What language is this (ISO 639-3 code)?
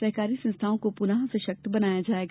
hin